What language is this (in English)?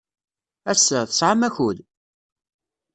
Kabyle